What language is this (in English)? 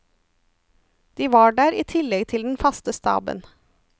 Norwegian